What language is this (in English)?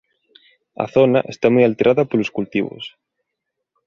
Galician